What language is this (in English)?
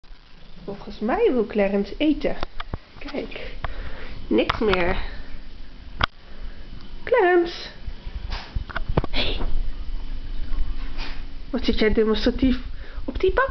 Dutch